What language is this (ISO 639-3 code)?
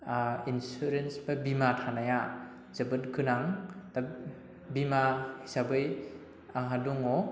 brx